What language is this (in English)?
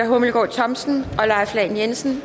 Danish